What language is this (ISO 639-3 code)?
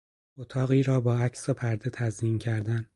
fas